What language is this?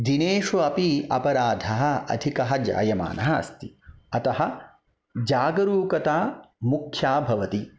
Sanskrit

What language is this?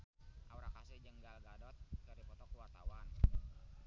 Sundanese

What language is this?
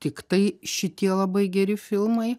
Lithuanian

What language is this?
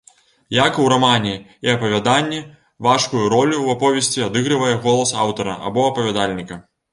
Belarusian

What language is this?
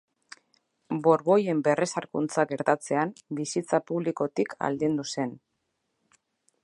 Basque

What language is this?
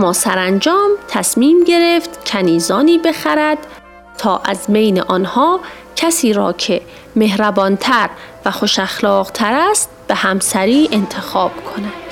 Persian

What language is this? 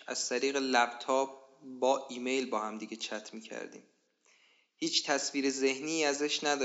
Persian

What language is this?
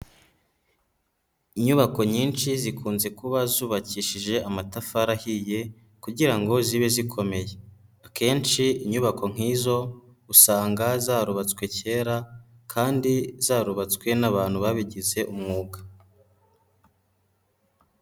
Kinyarwanda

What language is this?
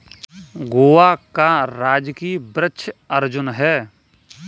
Hindi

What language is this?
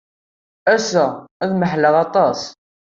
Kabyle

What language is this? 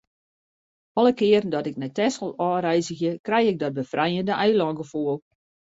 Western Frisian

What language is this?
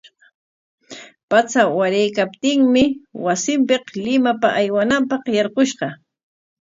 Corongo Ancash Quechua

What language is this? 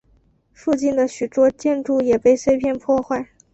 Chinese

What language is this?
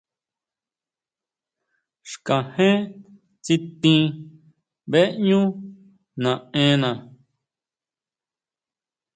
Huautla Mazatec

